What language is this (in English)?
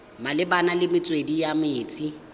Tswana